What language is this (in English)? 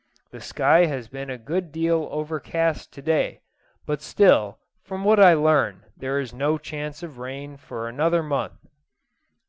English